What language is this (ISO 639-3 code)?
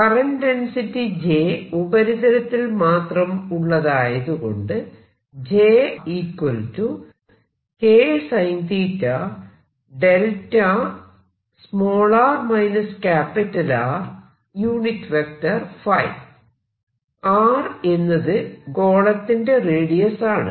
mal